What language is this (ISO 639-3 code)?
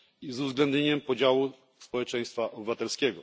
pol